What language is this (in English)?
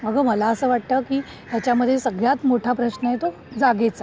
Marathi